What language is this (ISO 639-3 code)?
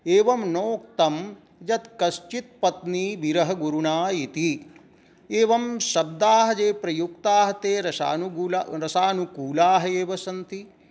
san